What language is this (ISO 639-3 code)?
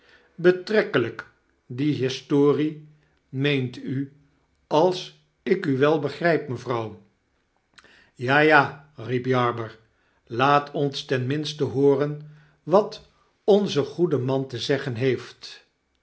nld